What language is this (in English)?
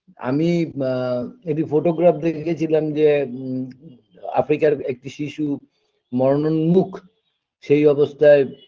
Bangla